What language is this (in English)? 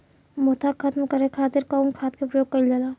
Bhojpuri